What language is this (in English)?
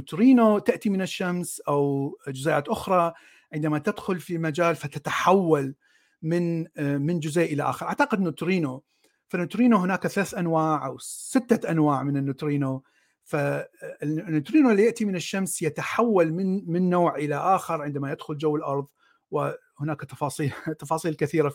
Arabic